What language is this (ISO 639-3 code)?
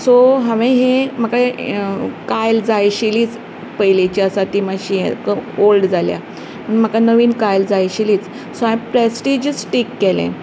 kok